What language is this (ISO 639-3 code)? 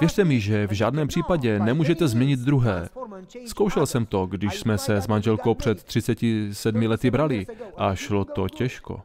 ces